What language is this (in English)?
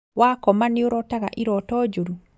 Kikuyu